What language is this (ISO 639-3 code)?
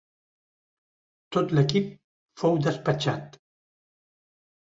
cat